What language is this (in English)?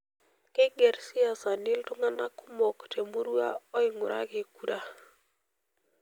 Masai